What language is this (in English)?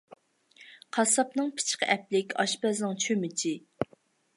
Uyghur